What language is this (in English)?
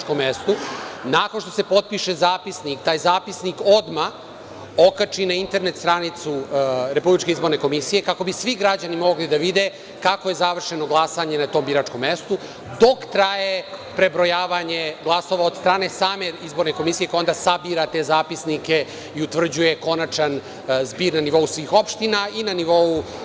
Serbian